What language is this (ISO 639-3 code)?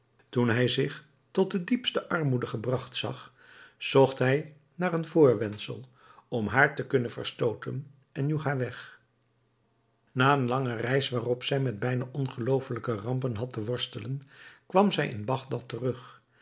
nld